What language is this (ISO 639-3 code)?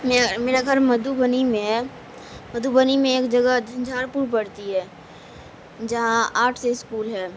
urd